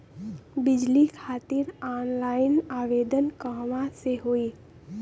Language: Bhojpuri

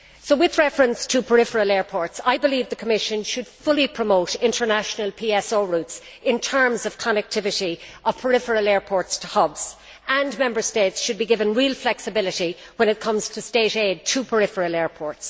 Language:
English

